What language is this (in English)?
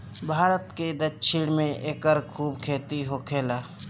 Bhojpuri